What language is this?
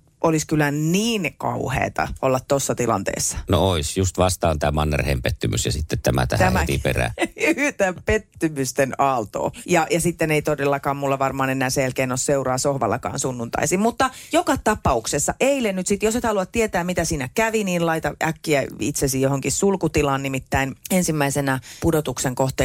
Finnish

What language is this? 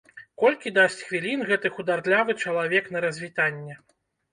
Belarusian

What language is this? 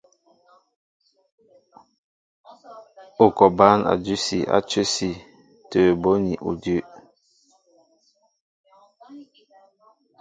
Mbo (Cameroon)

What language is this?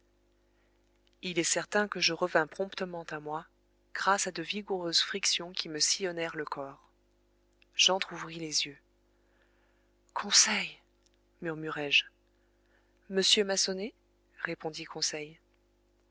French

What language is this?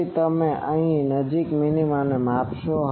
Gujarati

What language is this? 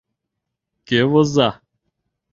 Mari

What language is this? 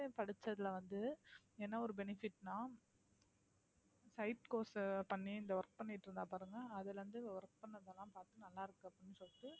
Tamil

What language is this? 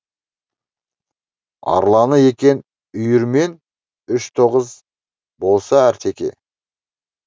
Kazakh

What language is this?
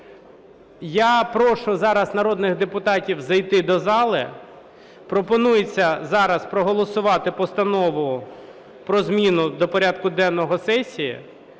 Ukrainian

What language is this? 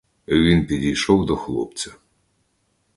Ukrainian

